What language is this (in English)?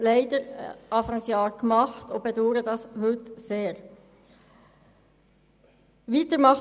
Swiss German